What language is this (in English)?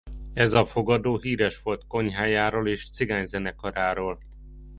Hungarian